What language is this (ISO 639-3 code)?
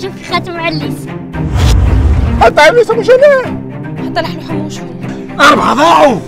ara